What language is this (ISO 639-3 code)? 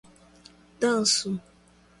por